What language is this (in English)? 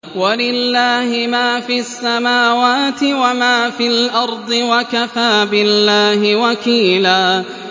Arabic